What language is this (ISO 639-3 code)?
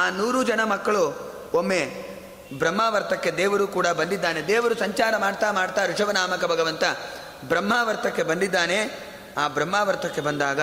kan